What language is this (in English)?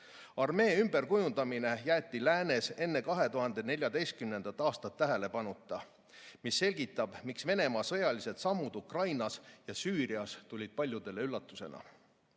Estonian